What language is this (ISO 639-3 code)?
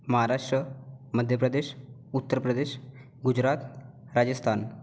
mar